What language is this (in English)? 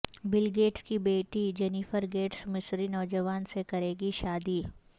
Urdu